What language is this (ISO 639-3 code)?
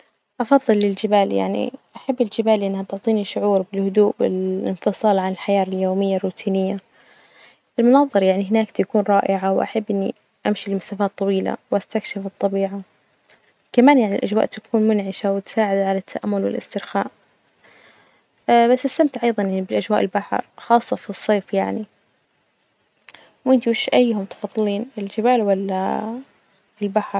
ars